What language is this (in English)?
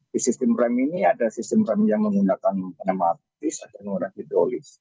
Indonesian